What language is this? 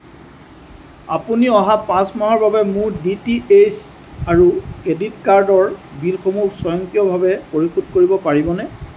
Assamese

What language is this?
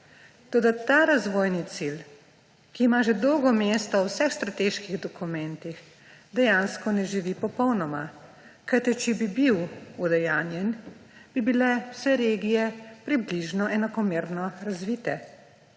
Slovenian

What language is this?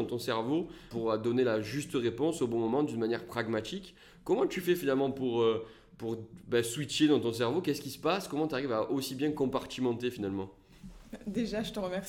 French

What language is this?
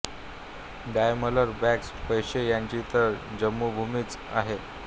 Marathi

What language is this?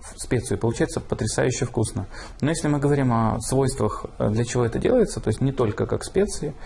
Russian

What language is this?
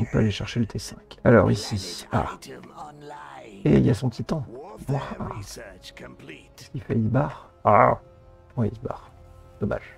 French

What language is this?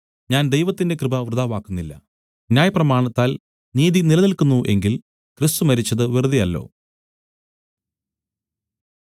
Malayalam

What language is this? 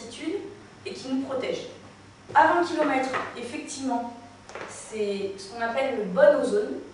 French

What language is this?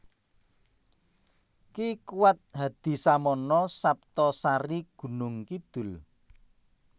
Javanese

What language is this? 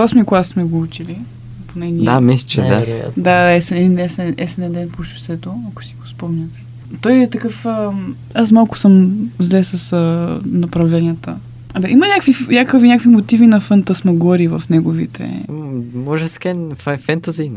Bulgarian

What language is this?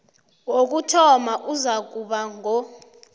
South Ndebele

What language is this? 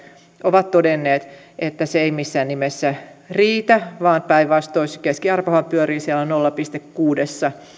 Finnish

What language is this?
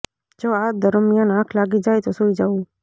Gujarati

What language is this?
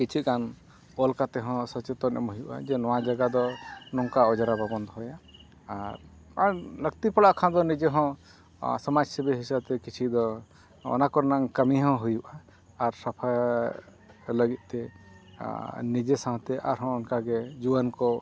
Santali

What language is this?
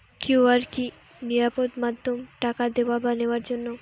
Bangla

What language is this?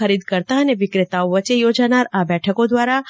Gujarati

